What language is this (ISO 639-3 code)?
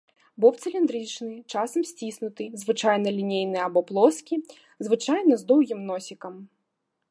bel